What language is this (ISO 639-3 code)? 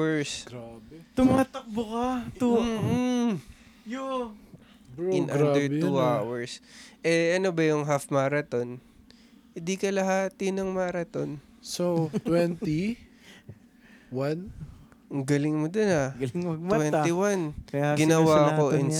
fil